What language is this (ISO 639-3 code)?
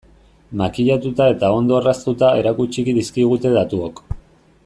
eus